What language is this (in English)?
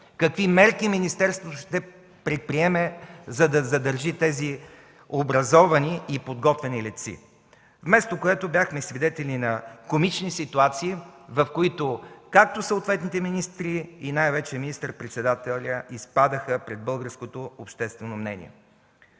Bulgarian